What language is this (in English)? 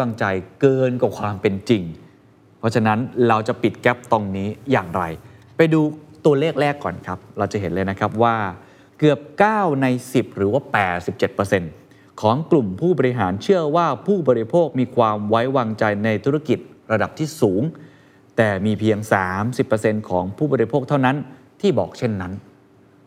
Thai